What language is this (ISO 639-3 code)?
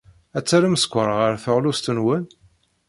kab